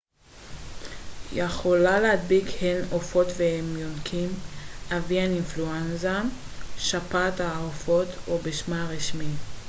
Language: Hebrew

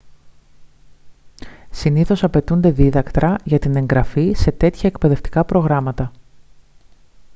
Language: Greek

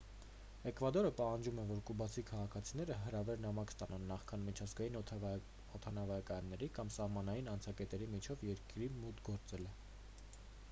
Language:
Armenian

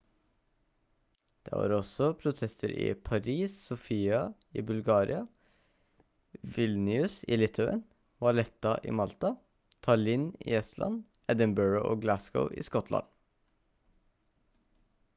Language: Norwegian Bokmål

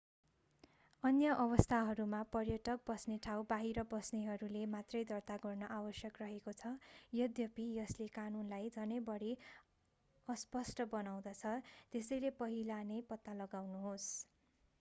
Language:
Nepali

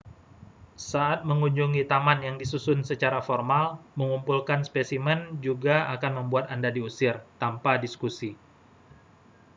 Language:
Indonesian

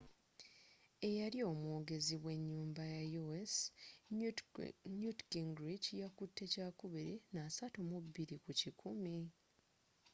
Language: Ganda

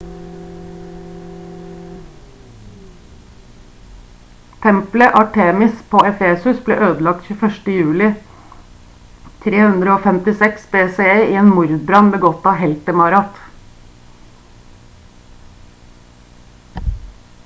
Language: Norwegian Bokmål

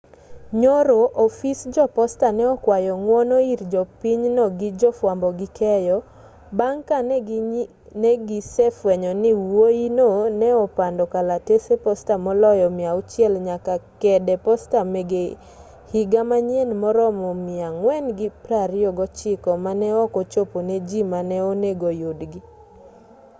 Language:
Luo (Kenya and Tanzania)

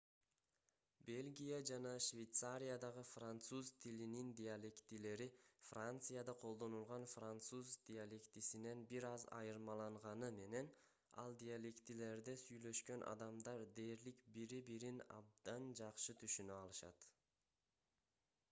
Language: Kyrgyz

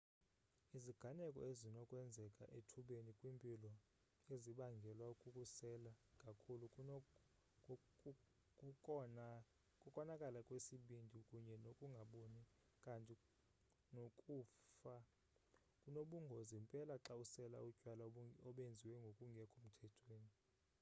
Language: Xhosa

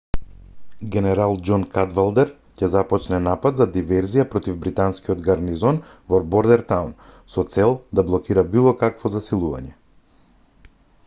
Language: Macedonian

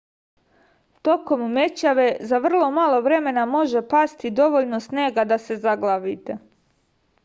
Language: Serbian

